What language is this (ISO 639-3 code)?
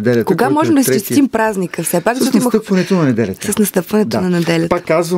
bul